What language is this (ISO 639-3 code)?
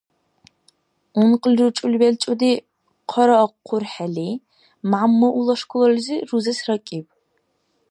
dar